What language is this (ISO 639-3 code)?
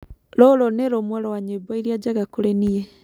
kik